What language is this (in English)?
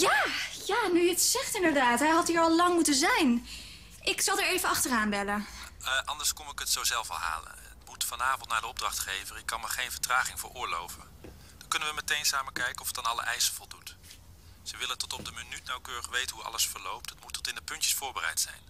Dutch